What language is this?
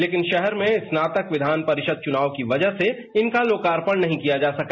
Hindi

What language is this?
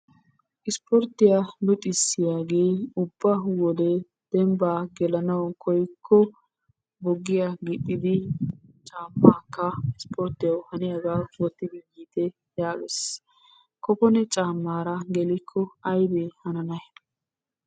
Wolaytta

